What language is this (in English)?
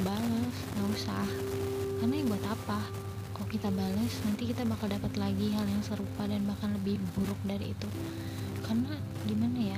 Indonesian